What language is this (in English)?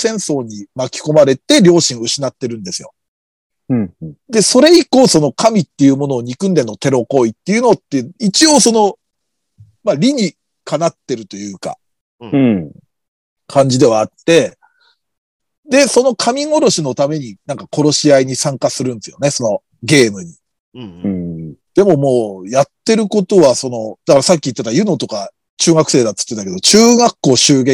Japanese